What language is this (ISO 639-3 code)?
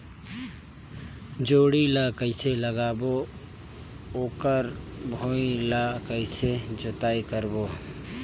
hne